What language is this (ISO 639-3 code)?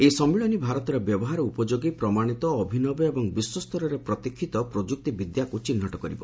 ori